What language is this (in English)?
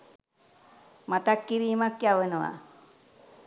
Sinhala